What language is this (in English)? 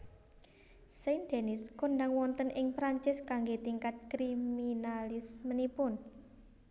Javanese